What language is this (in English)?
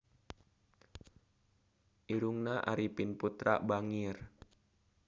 Sundanese